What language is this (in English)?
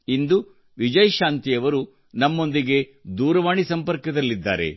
Kannada